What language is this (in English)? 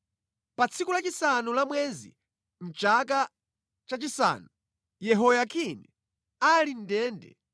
Nyanja